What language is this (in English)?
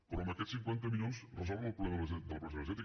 Catalan